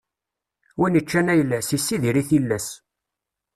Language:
Kabyle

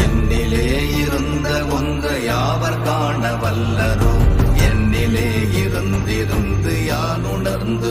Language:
Arabic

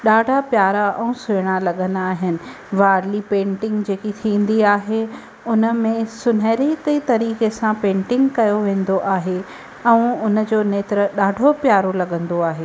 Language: Sindhi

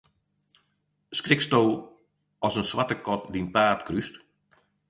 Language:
Western Frisian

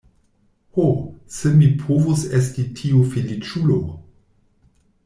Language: Esperanto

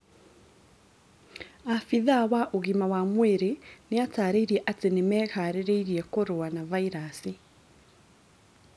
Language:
Kikuyu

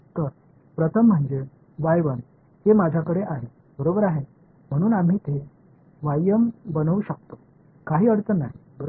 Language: Marathi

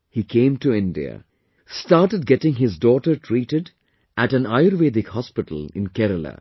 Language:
English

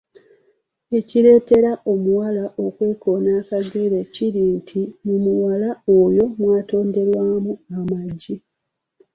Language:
Ganda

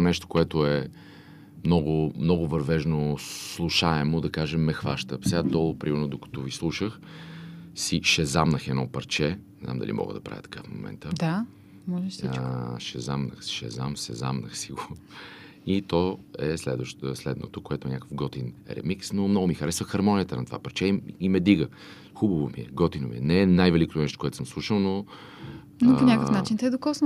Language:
Bulgarian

